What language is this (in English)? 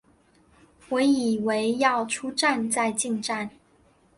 Chinese